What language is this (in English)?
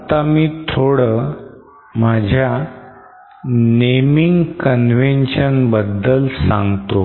Marathi